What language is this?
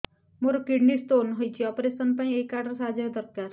Odia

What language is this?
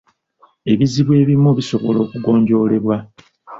Ganda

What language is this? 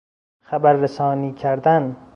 Persian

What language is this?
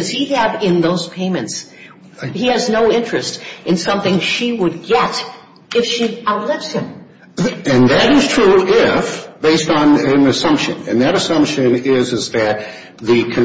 English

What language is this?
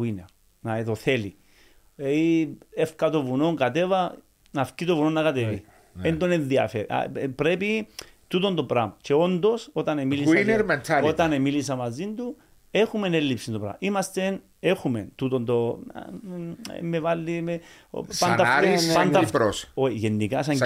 Greek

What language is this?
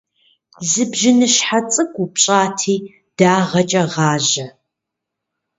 Kabardian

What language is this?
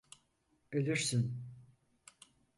Turkish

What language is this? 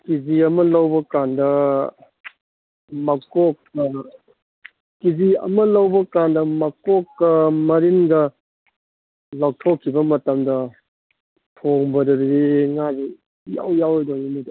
Manipuri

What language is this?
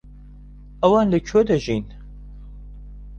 Central Kurdish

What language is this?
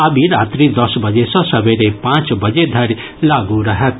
Maithili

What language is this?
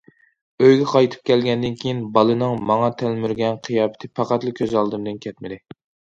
Uyghur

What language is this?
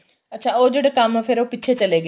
Punjabi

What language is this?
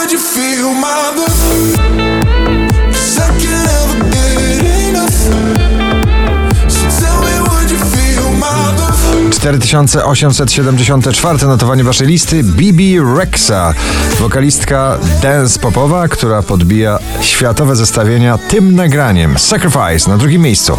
Polish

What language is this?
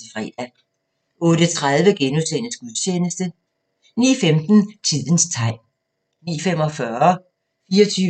Danish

